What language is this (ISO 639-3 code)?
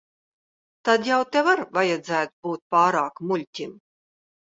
lav